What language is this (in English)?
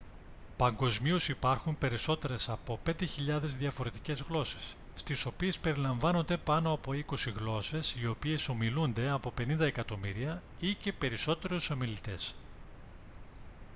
Greek